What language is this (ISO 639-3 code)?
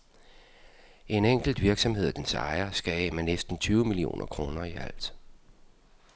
dan